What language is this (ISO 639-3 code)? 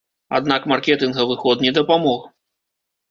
bel